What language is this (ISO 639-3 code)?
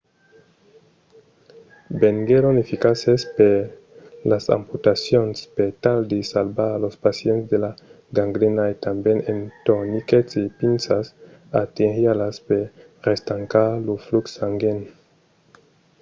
oci